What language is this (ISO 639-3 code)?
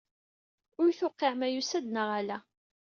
kab